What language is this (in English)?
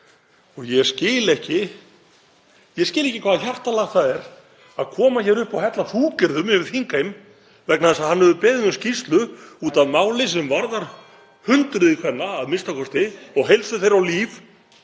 Icelandic